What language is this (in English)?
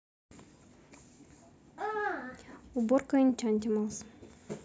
Russian